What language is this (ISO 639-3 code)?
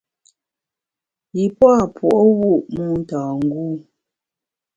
bax